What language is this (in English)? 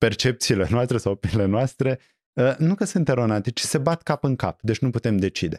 Romanian